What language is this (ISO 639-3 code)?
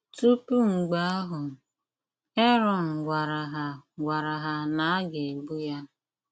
ibo